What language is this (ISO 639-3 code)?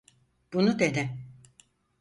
tur